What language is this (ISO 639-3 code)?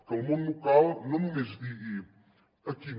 cat